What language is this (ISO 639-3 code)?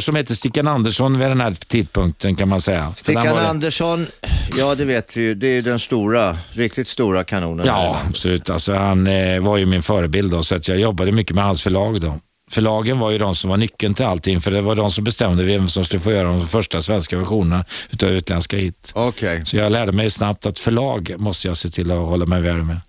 swe